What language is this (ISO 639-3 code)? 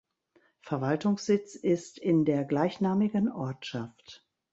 deu